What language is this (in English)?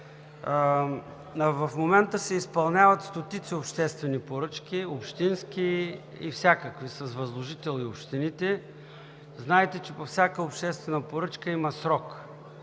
Bulgarian